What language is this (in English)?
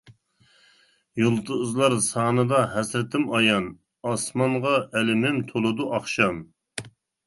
Uyghur